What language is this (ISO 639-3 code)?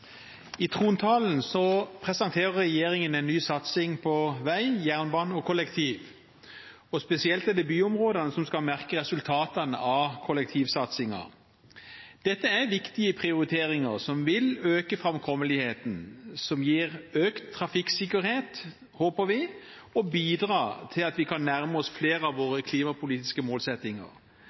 nor